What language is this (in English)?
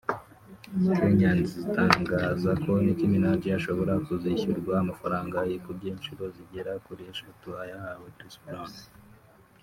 Kinyarwanda